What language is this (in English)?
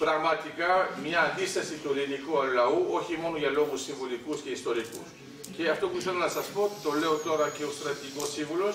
Greek